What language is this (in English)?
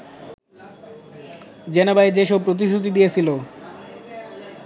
Bangla